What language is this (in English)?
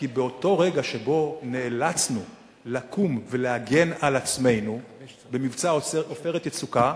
Hebrew